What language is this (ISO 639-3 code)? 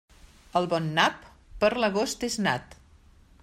cat